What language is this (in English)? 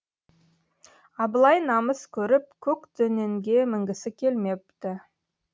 Kazakh